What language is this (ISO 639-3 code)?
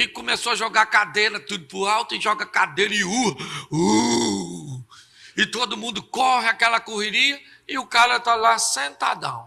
por